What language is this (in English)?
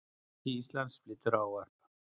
Icelandic